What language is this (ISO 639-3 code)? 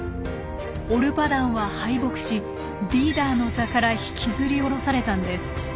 jpn